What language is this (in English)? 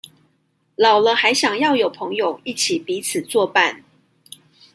Chinese